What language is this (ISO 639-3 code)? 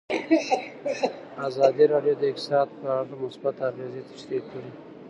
pus